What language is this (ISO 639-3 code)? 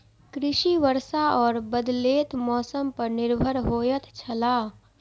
mai